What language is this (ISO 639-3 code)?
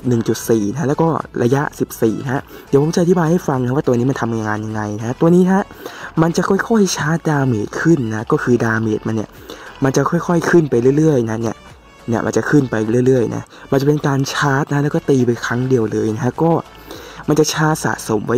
tha